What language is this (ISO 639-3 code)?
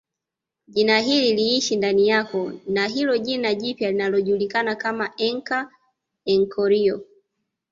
swa